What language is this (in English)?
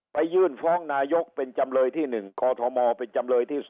Thai